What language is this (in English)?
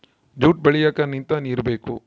Kannada